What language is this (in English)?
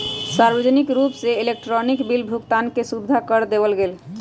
Magahi